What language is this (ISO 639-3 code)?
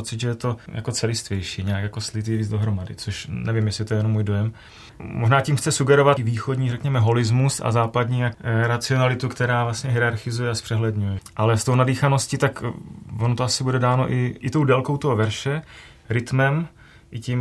ces